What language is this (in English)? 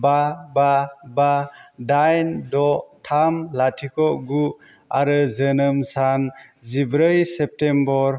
Bodo